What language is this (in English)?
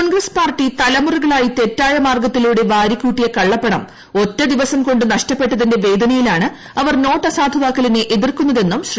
Malayalam